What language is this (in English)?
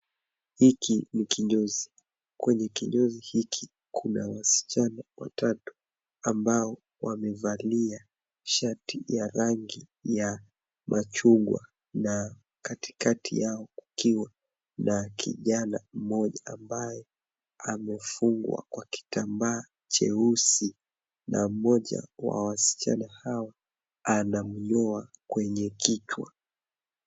Swahili